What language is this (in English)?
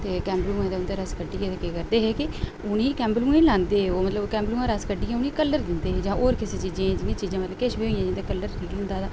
Dogri